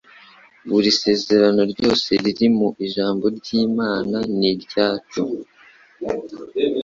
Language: Kinyarwanda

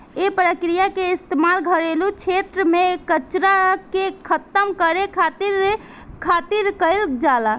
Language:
Bhojpuri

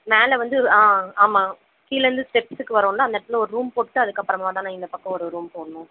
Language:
Tamil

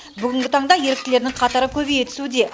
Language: Kazakh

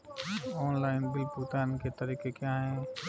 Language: Hindi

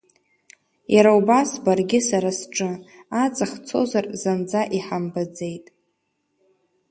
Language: Abkhazian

